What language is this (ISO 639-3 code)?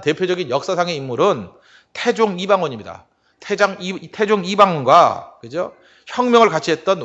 kor